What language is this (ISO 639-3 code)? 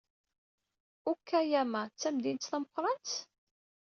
kab